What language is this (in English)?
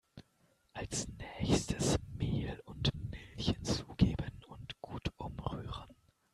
German